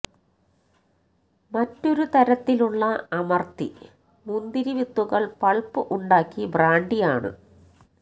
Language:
Malayalam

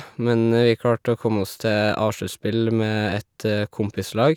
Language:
Norwegian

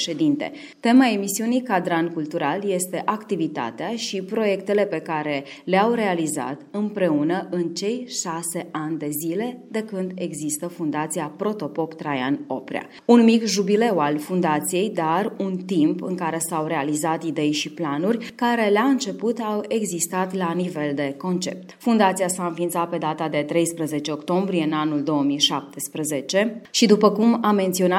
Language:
Romanian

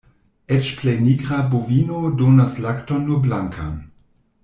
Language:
Esperanto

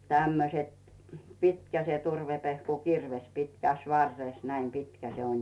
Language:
Finnish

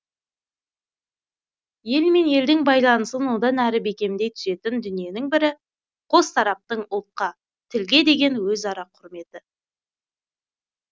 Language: Kazakh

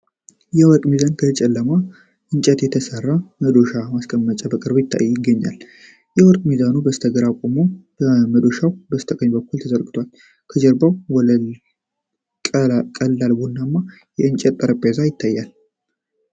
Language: Amharic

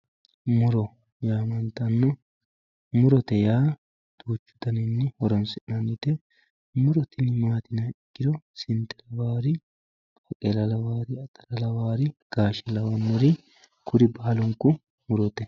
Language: Sidamo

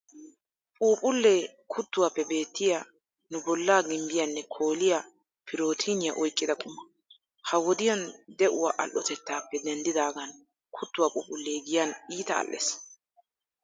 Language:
Wolaytta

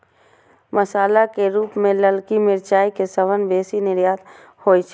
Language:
Maithili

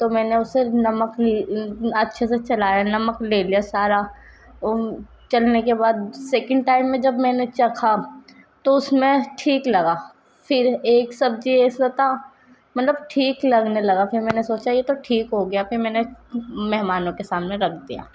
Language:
Urdu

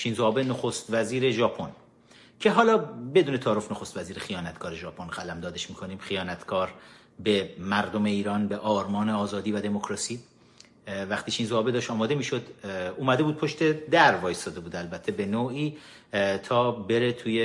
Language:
Persian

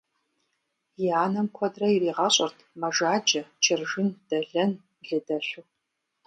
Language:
Kabardian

